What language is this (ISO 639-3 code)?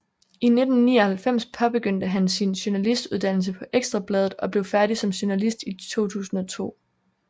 dan